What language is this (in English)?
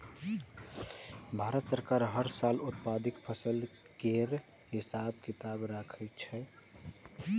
Maithili